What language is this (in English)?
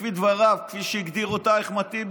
Hebrew